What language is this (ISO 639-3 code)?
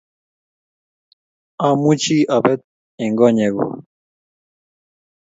kln